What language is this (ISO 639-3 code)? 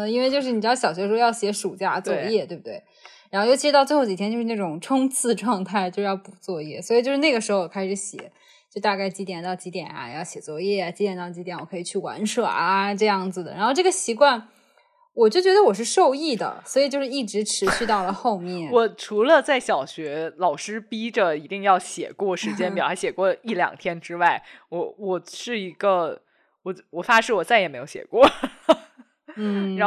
zho